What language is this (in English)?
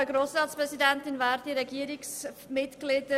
Swiss German